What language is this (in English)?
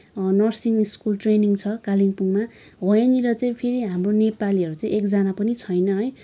Nepali